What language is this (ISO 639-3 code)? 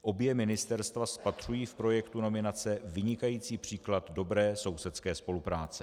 ces